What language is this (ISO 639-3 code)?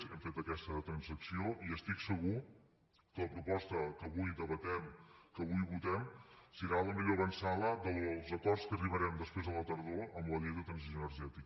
cat